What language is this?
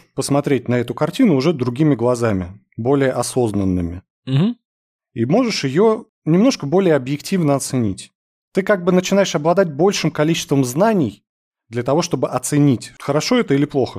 Russian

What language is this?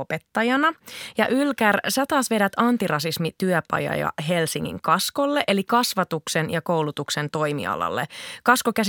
Finnish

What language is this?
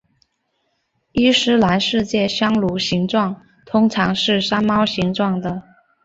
Chinese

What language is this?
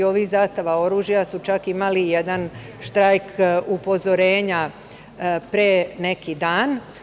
Serbian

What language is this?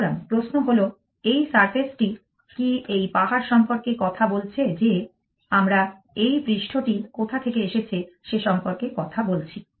Bangla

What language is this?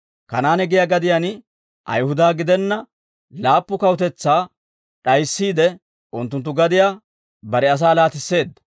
Dawro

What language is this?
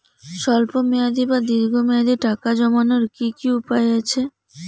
Bangla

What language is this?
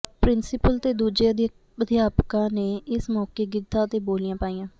Punjabi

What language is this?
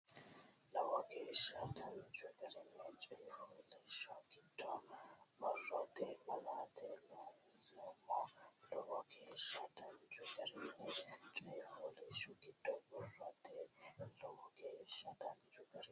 Sidamo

